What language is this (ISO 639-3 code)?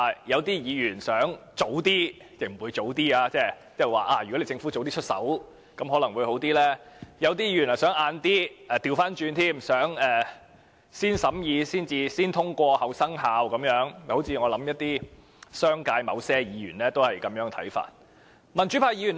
yue